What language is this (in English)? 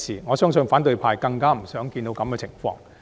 Cantonese